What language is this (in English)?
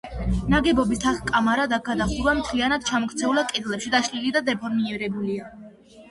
Georgian